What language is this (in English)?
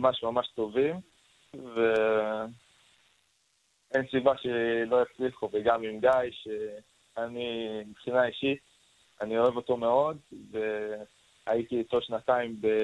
Hebrew